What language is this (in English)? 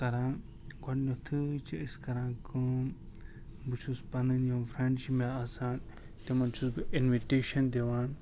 Kashmiri